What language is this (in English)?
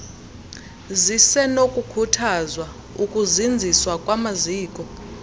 Xhosa